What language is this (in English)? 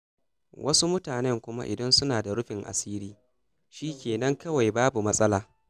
Hausa